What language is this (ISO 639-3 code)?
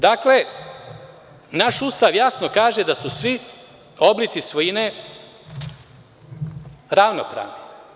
srp